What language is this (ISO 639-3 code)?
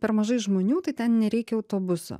lit